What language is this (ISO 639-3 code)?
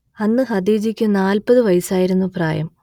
mal